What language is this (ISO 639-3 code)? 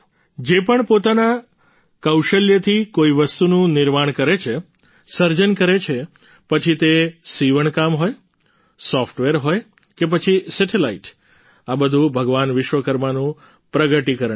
guj